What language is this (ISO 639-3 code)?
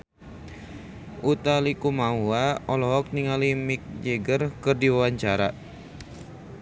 sun